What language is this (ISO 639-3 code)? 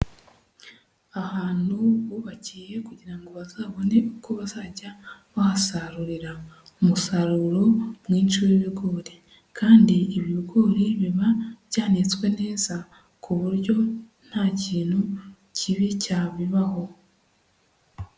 kin